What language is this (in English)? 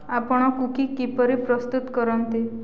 Odia